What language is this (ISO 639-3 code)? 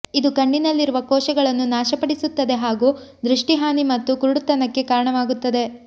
kan